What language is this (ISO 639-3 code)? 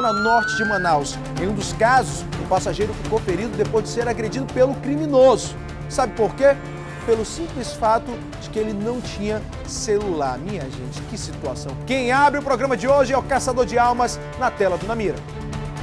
por